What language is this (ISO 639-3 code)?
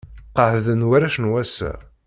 kab